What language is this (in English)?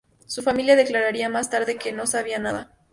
Spanish